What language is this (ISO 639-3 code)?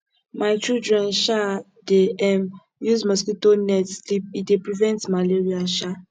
pcm